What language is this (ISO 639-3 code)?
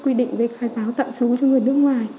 vie